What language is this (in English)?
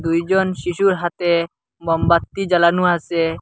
Bangla